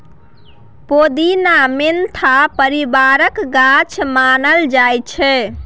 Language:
Maithili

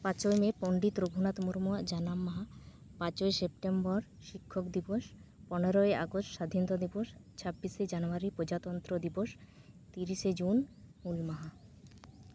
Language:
Santali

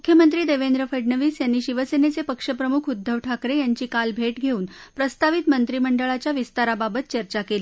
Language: Marathi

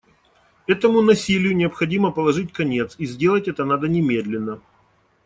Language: Russian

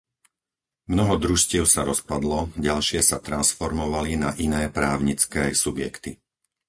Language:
Slovak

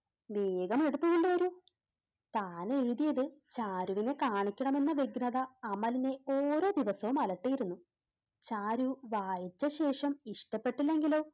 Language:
Malayalam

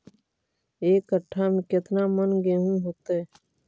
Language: Magahi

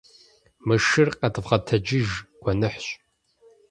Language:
Kabardian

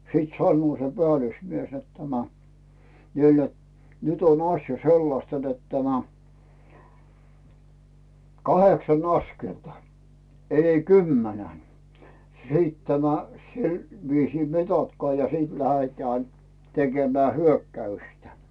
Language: Finnish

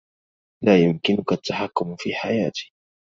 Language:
Arabic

